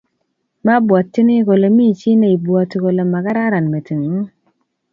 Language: Kalenjin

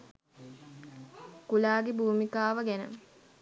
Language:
Sinhala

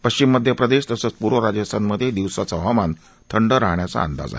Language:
Marathi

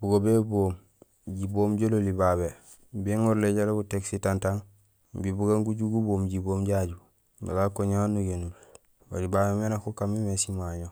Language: Gusilay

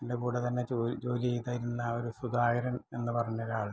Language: Malayalam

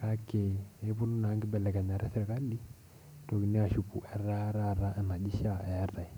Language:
Masai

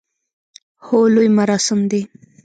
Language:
Pashto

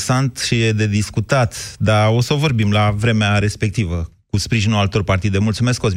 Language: Romanian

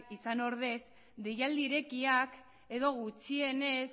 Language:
Basque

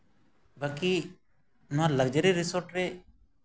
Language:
Santali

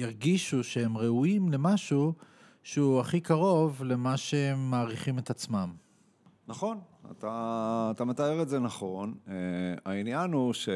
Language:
Hebrew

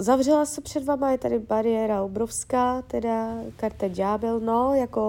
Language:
Czech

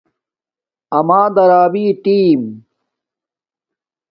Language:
Domaaki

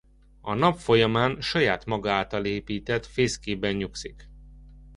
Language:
Hungarian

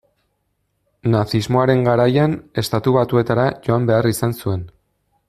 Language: Basque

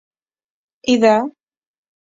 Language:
Arabic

